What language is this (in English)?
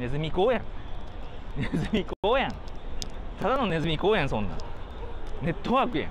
Japanese